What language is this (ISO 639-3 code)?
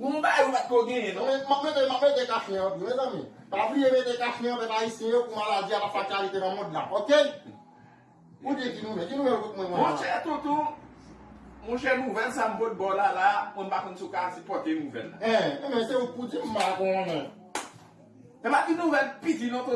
fra